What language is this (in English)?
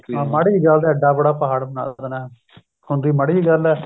Punjabi